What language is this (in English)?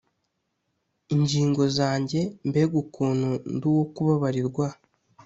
Kinyarwanda